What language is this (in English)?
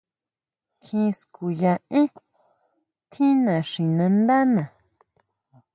Huautla Mazatec